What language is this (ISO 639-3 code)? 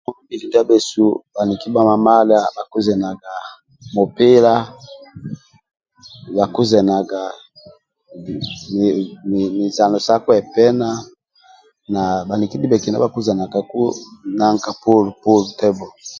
rwm